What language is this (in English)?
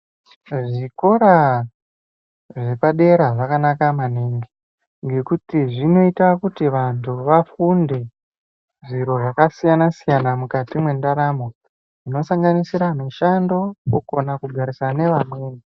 Ndau